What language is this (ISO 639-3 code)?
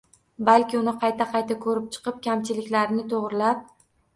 uzb